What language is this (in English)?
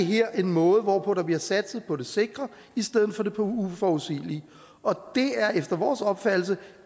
Danish